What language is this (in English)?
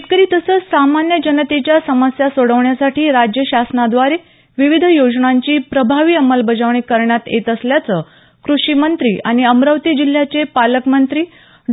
Marathi